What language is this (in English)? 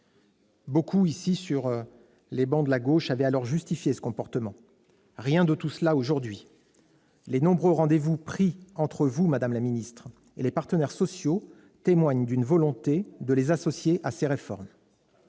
French